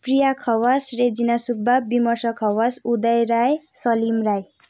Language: Nepali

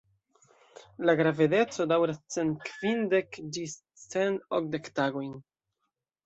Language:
Esperanto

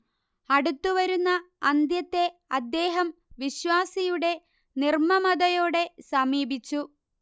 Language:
Malayalam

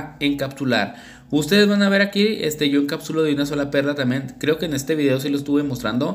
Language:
Spanish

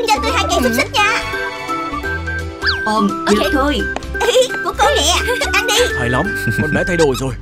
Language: Vietnamese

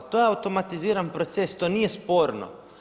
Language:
Croatian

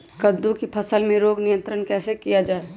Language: Magahi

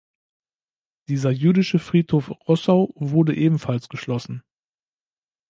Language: German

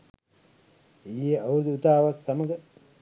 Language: Sinhala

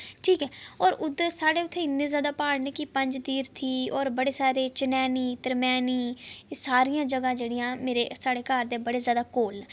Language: Dogri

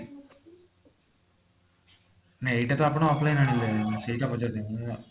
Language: Odia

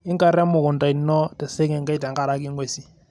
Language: Masai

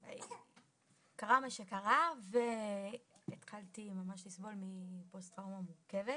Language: Hebrew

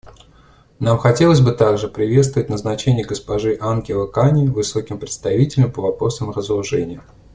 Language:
Russian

